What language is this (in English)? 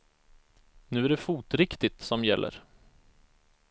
Swedish